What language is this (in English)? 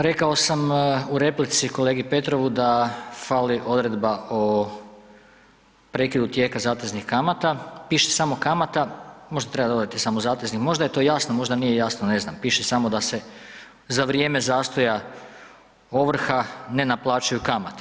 Croatian